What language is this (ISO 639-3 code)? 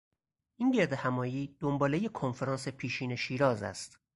fas